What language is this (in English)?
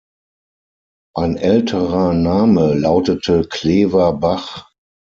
German